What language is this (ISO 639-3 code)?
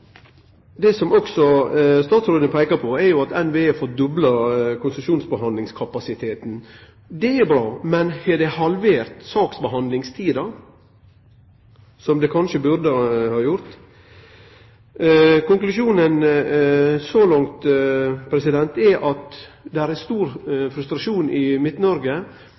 nno